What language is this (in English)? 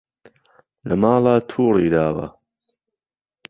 Central Kurdish